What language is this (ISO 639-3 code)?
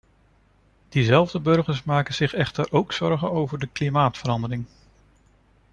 nld